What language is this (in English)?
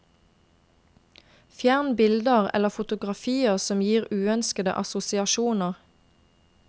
Norwegian